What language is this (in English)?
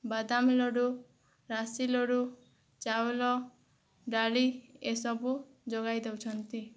Odia